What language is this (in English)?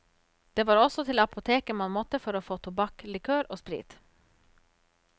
Norwegian